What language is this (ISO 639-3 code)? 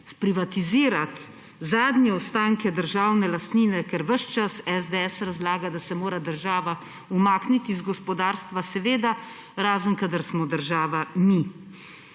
slv